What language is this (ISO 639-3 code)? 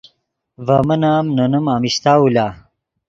ydg